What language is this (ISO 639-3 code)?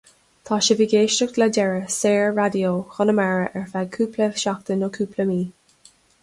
gle